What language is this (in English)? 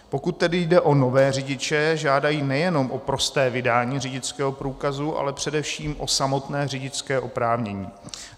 Czech